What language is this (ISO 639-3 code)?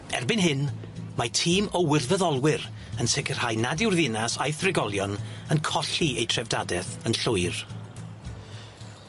cym